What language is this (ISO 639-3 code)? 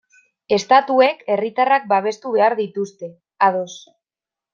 eus